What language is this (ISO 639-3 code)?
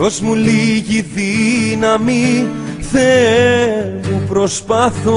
ell